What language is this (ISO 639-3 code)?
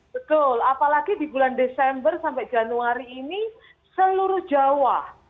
ind